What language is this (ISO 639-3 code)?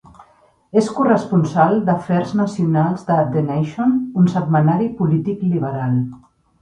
cat